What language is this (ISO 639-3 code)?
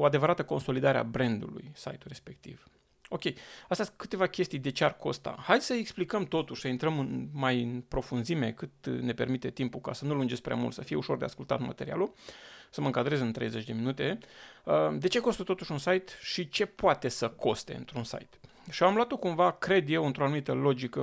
ron